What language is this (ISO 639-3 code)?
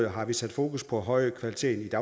dan